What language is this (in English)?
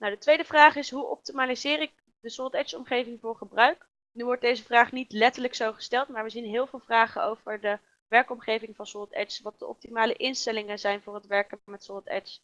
Dutch